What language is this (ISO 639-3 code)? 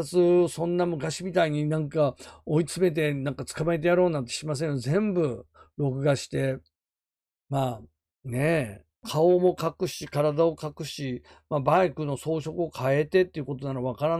jpn